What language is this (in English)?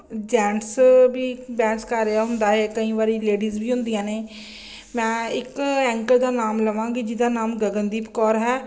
Punjabi